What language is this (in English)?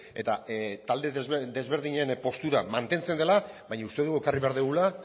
Basque